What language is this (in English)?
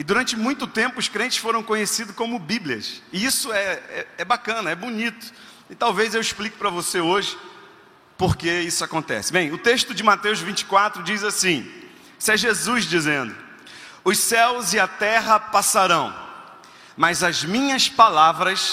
Portuguese